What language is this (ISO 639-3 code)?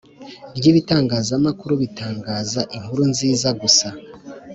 kin